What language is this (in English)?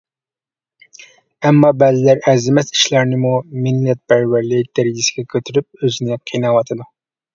Uyghur